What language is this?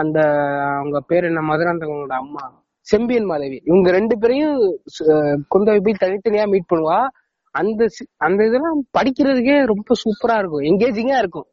Tamil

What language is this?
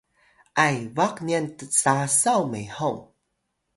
Atayal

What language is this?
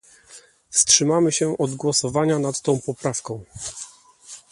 Polish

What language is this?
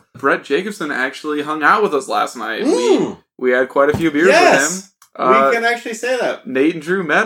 English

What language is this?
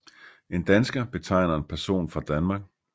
Danish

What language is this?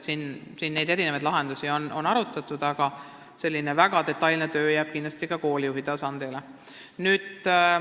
Estonian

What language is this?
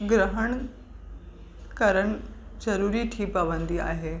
Sindhi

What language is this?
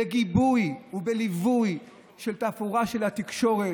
Hebrew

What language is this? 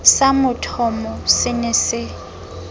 Southern Sotho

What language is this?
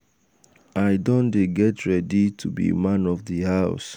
Nigerian Pidgin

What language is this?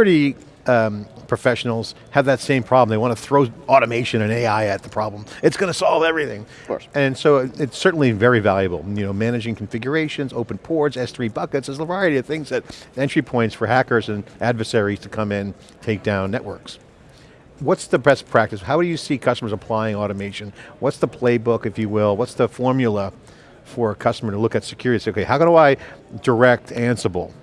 English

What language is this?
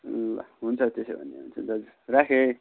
Nepali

